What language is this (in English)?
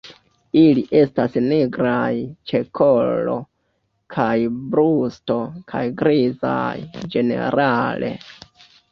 Esperanto